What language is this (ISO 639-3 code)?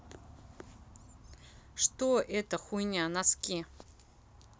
rus